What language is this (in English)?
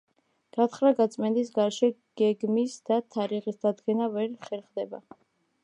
Georgian